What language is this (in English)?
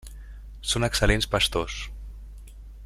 Catalan